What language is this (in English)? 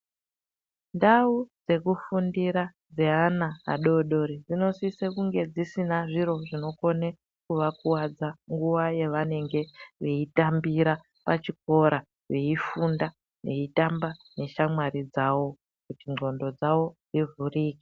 Ndau